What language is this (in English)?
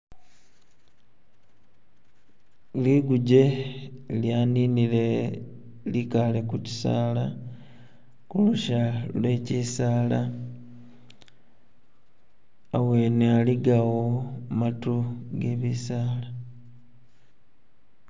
Masaaba